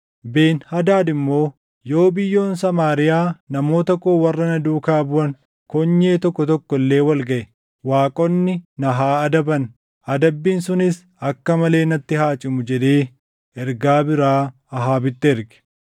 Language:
Oromo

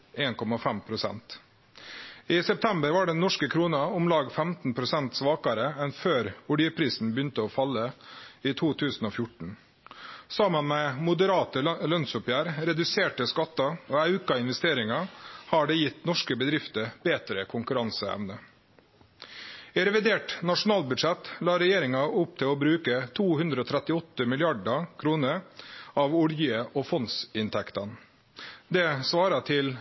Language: Norwegian Nynorsk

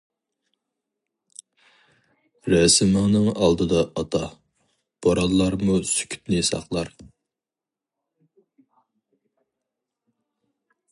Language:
Uyghur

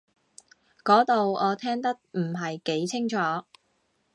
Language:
Cantonese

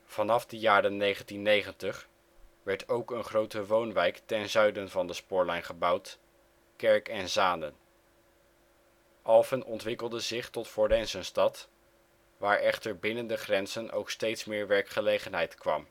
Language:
Dutch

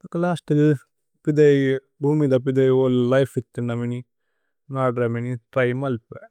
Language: Tulu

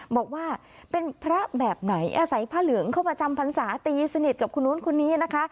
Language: Thai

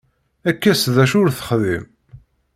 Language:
Kabyle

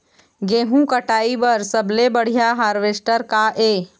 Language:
Chhattisgarhi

